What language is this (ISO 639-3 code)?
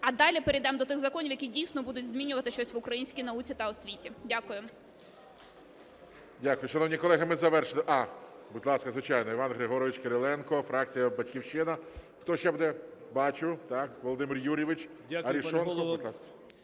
ukr